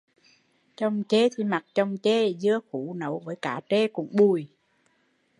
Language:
Vietnamese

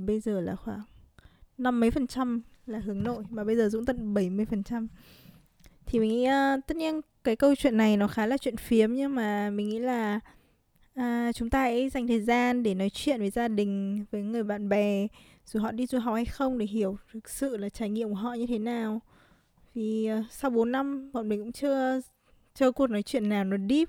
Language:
Vietnamese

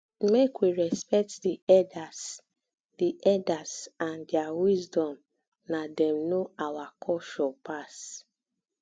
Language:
Nigerian Pidgin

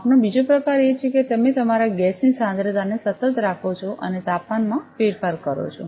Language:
Gujarati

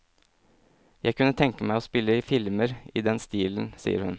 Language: Norwegian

